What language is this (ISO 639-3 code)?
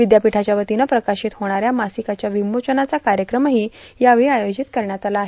mar